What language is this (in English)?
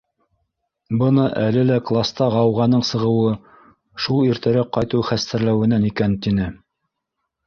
Bashkir